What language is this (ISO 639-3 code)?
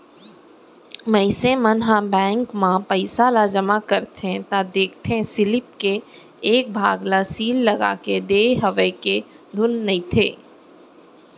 hne